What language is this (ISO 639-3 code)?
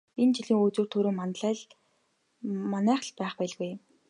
mon